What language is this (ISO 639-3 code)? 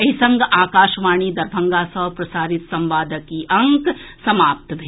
mai